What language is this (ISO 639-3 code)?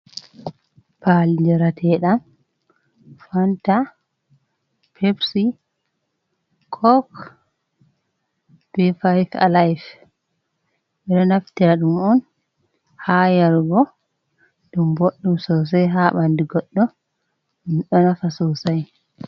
ful